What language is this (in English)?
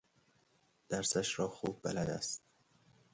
Persian